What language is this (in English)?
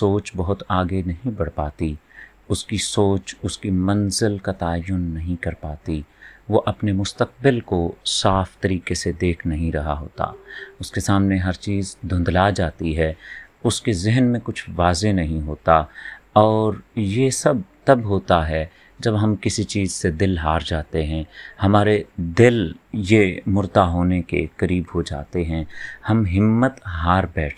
Urdu